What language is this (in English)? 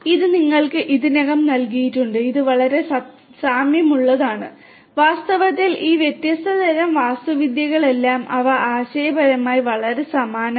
Malayalam